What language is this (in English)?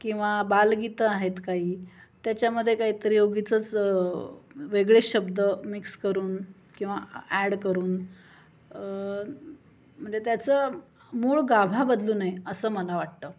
Marathi